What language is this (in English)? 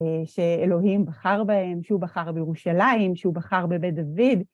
Hebrew